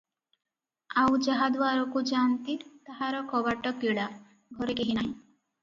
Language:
Odia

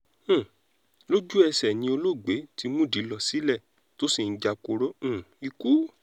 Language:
Yoruba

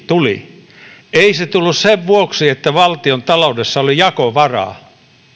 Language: Finnish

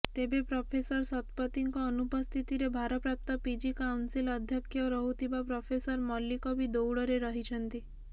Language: Odia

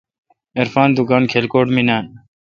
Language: Kalkoti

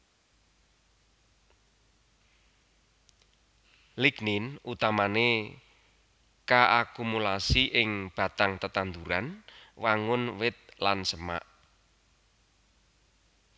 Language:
Javanese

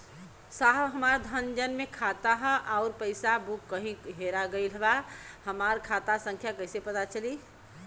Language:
Bhojpuri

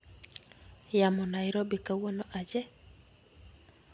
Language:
Luo (Kenya and Tanzania)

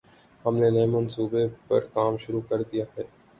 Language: Urdu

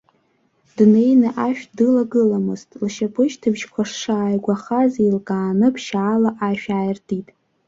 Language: Abkhazian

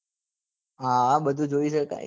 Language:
Gujarati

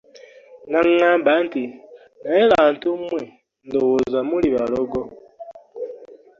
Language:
Ganda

